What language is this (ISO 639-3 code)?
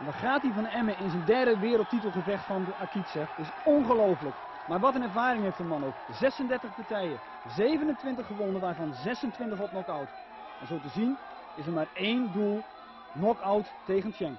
nld